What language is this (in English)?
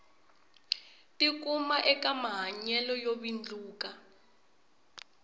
Tsonga